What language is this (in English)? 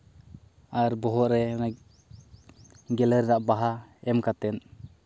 Santali